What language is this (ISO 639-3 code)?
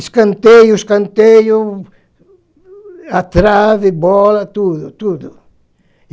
por